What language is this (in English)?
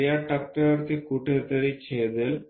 Marathi